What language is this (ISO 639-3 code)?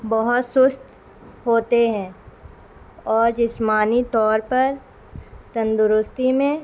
urd